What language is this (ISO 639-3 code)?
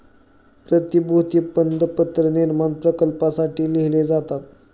mar